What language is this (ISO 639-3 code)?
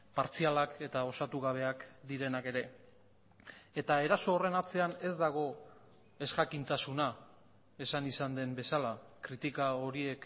eus